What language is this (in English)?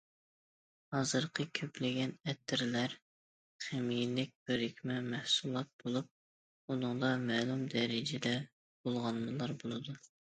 Uyghur